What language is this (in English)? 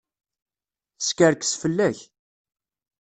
Kabyle